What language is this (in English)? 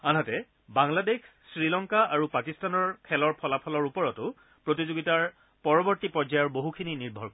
Assamese